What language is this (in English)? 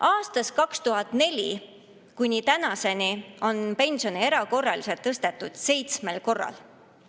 Estonian